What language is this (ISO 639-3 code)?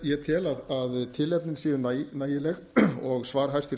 isl